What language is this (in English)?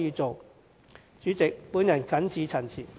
Cantonese